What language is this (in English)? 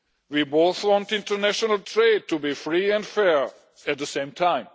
English